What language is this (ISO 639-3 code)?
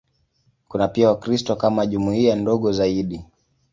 swa